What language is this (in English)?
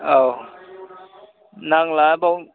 Bodo